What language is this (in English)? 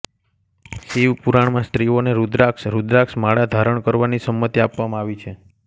Gujarati